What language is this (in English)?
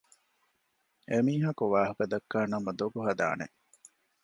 Divehi